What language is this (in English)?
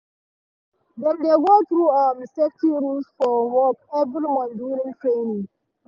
Nigerian Pidgin